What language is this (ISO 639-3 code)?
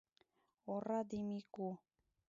chm